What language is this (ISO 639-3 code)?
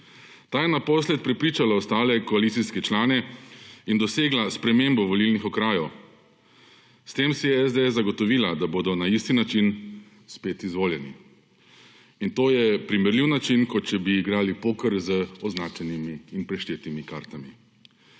slv